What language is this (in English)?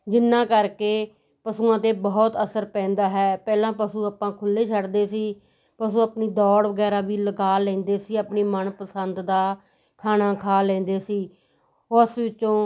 Punjabi